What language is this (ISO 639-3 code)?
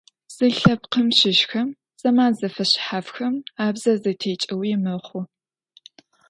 ady